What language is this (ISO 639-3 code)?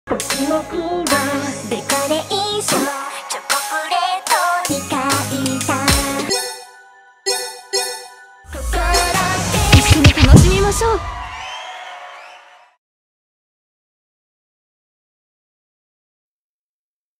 ind